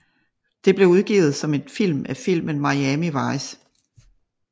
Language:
Danish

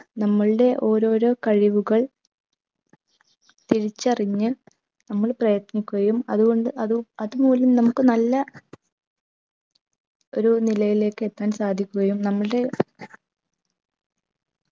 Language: Malayalam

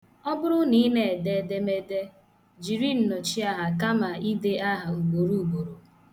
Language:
Igbo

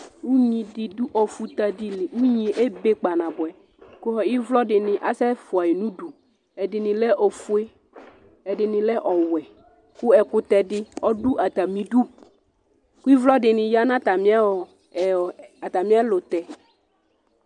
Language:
Ikposo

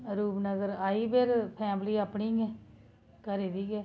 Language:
Dogri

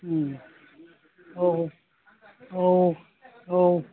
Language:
Bodo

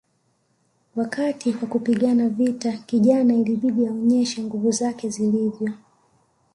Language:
Swahili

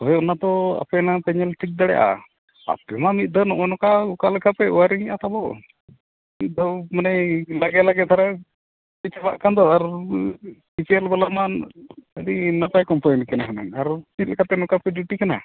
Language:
Santali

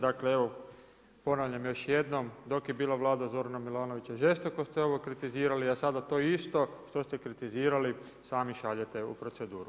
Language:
Croatian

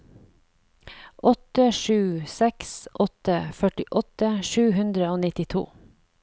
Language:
Norwegian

